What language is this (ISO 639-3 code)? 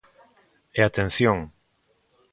glg